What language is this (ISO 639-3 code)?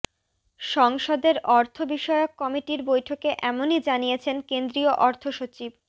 ben